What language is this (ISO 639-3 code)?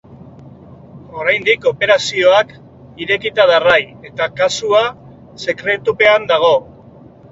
eus